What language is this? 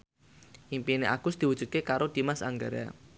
Javanese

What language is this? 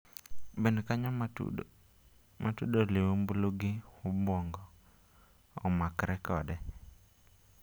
Luo (Kenya and Tanzania)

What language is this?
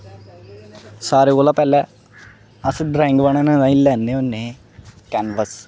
Dogri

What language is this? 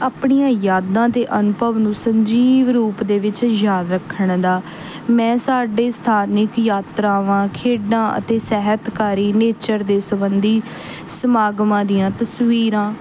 Punjabi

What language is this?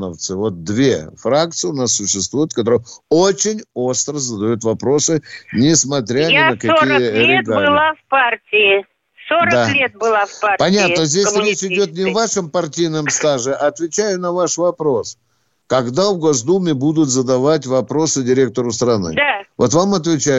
Russian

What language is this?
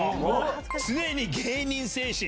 Japanese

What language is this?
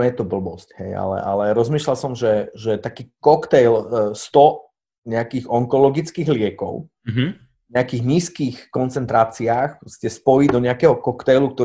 Slovak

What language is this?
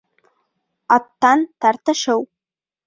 Bashkir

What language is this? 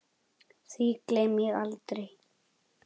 Icelandic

